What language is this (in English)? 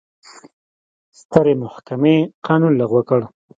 Pashto